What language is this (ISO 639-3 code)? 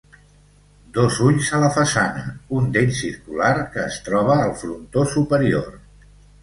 cat